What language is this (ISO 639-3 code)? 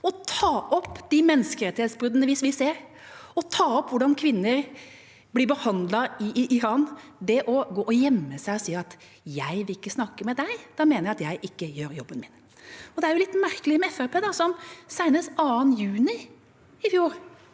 nor